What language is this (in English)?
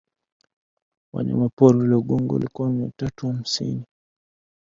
Swahili